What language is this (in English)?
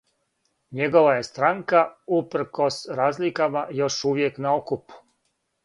Serbian